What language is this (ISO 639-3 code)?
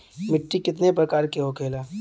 bho